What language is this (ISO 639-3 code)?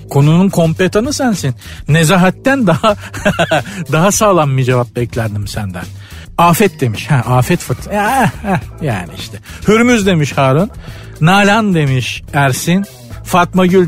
tur